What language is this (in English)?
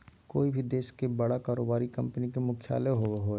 Magahi